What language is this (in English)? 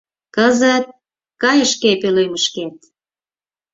Mari